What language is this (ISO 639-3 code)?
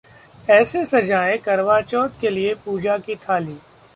hin